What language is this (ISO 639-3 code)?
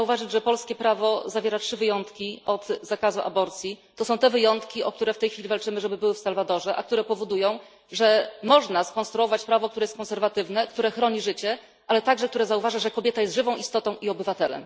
pol